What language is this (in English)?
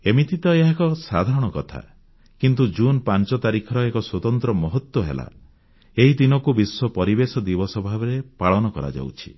Odia